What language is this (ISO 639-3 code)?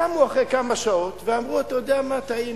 heb